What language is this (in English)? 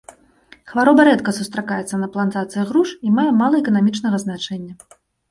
Belarusian